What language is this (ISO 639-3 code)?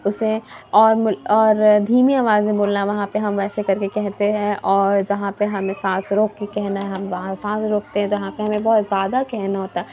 urd